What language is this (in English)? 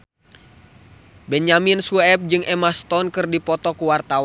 Sundanese